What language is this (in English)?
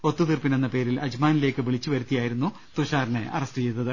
Malayalam